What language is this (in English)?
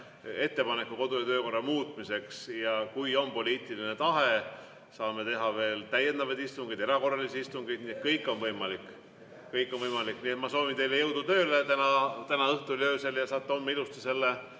Estonian